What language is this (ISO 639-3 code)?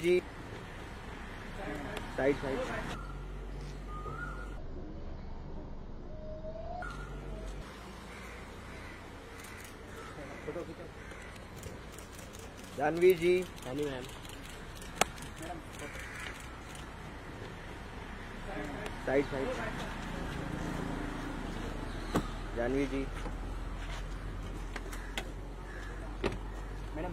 hin